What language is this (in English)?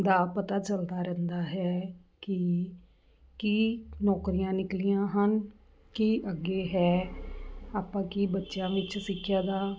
Punjabi